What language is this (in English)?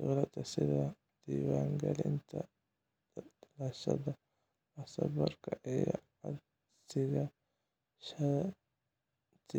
Somali